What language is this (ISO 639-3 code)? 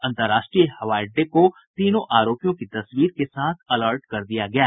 hin